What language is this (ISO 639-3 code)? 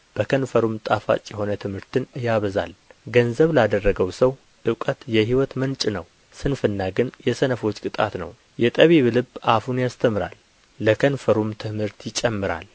amh